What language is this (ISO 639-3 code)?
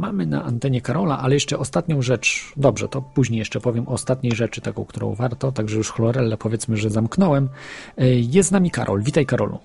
pol